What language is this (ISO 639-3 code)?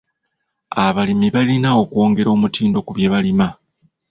lug